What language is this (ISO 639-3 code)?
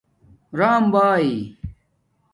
dmk